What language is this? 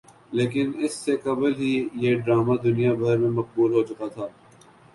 Urdu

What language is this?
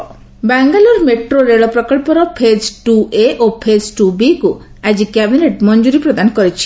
Odia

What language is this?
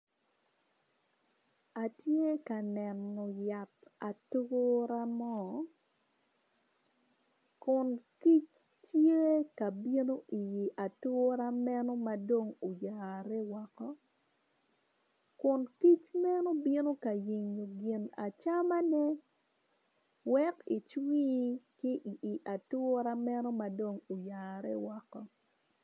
Acoli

